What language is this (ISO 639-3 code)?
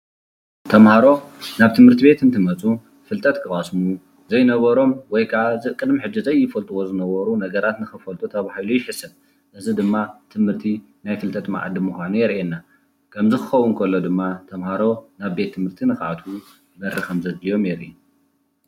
tir